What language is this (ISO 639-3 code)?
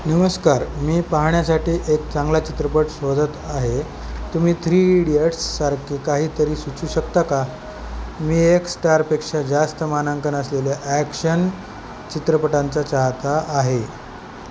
mar